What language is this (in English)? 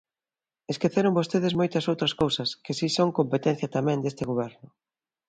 Galician